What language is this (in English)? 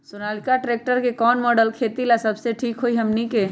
Magahi